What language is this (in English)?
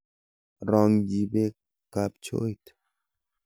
Kalenjin